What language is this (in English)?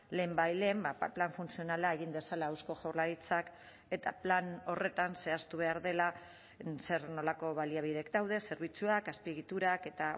Basque